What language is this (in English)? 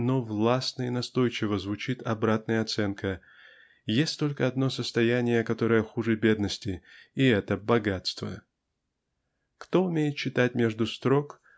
Russian